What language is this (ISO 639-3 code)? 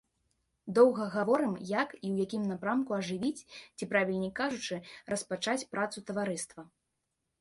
bel